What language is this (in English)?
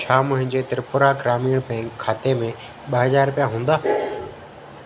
Sindhi